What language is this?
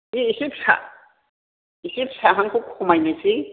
Bodo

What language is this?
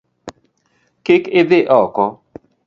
Luo (Kenya and Tanzania)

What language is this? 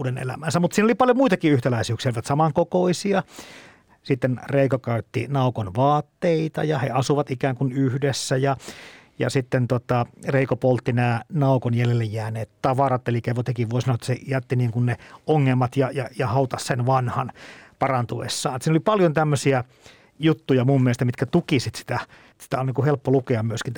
Finnish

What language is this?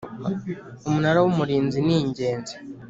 Kinyarwanda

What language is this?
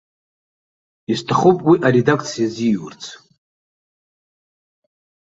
Abkhazian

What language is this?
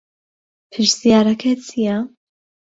Central Kurdish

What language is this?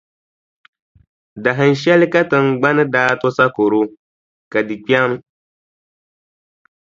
Dagbani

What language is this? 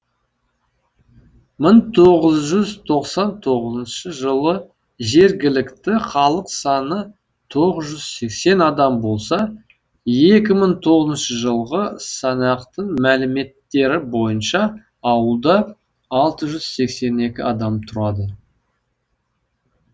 Kazakh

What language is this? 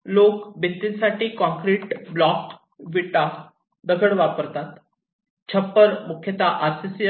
Marathi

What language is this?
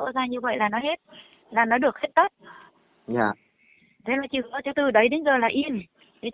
Vietnamese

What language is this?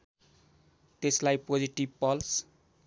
Nepali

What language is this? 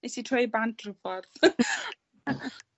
Welsh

